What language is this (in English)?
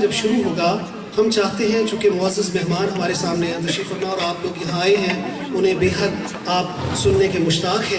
Portuguese